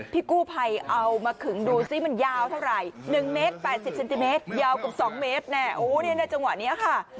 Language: Thai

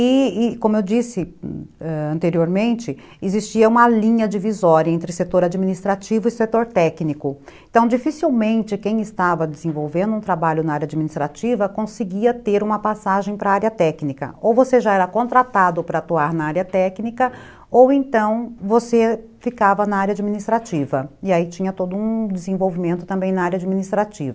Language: Portuguese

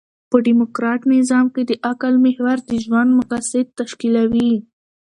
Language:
Pashto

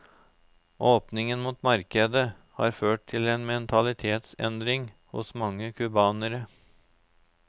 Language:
Norwegian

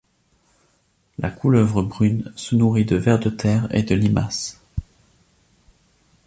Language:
French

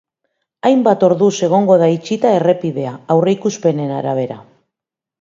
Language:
Basque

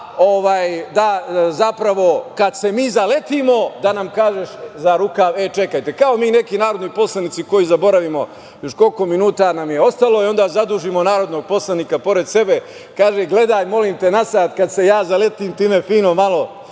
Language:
Serbian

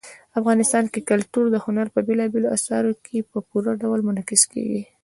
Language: Pashto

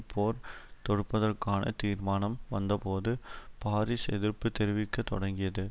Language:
Tamil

